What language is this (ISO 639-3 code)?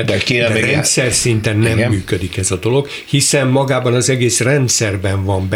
hun